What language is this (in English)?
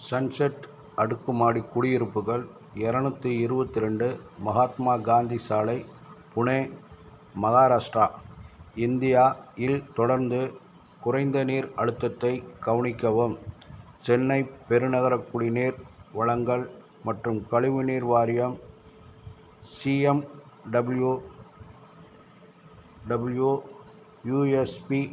Tamil